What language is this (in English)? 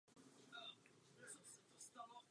Czech